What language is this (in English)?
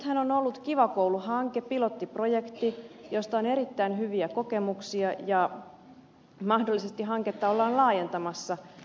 Finnish